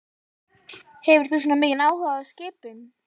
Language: Icelandic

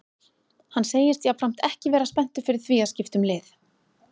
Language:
Icelandic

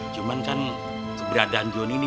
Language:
Indonesian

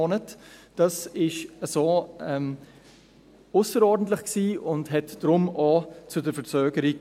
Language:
Swiss German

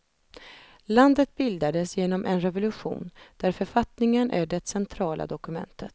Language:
Swedish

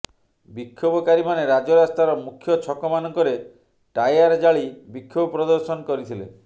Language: Odia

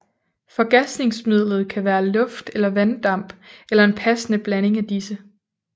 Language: Danish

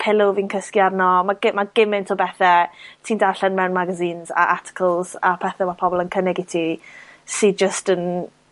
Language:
Welsh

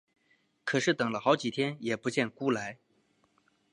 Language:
Chinese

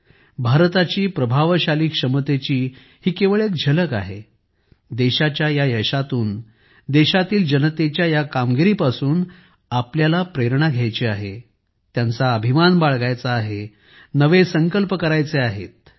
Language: Marathi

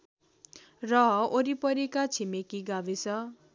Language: Nepali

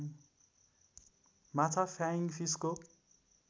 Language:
Nepali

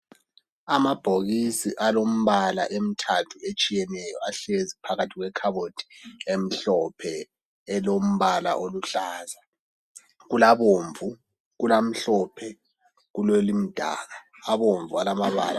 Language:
North Ndebele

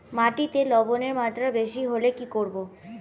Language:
Bangla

